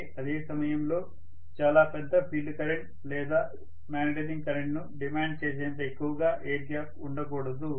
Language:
Telugu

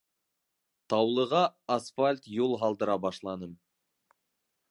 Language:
Bashkir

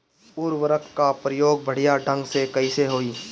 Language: Bhojpuri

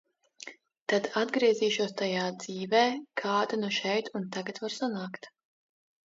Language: Latvian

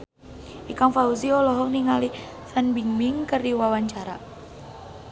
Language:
Sundanese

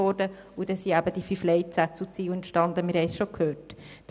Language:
Swiss German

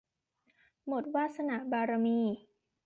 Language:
Thai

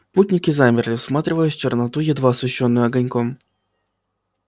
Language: Russian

